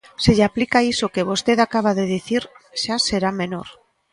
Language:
Galician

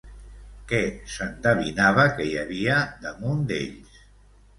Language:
Catalan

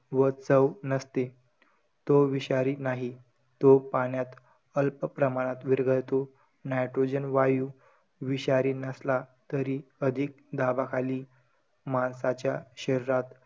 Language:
Marathi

